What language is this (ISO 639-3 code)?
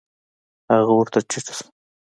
pus